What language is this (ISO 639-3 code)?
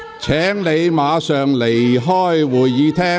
yue